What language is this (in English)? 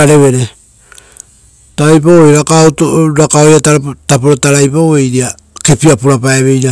Rotokas